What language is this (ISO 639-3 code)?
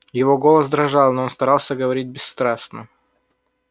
rus